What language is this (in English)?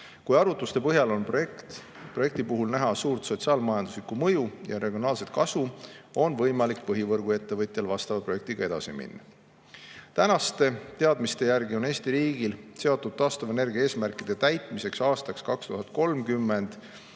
Estonian